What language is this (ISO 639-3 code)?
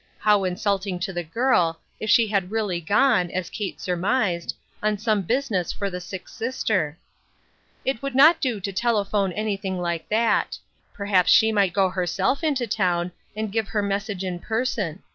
eng